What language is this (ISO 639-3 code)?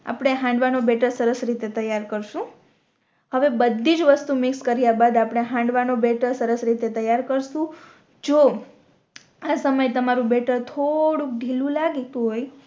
guj